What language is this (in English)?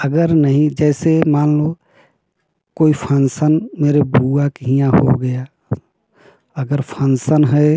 Hindi